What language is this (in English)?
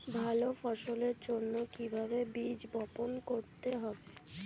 Bangla